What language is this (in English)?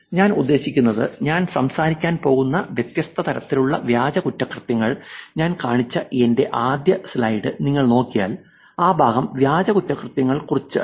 Malayalam